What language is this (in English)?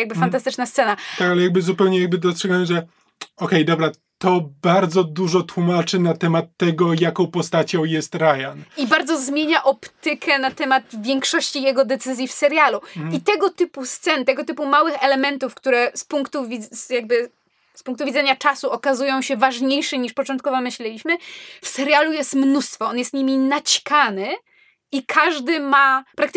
Polish